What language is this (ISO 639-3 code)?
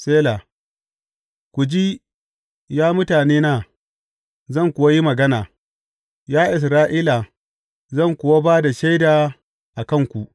hau